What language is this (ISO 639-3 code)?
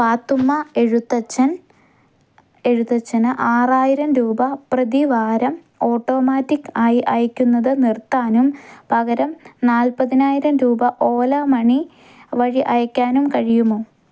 mal